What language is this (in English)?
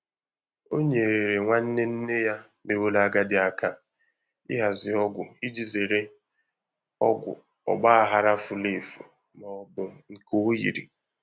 Igbo